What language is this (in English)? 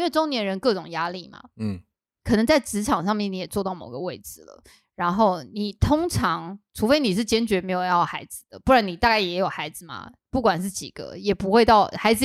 Chinese